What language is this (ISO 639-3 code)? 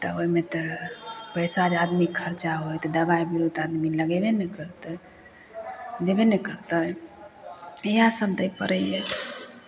mai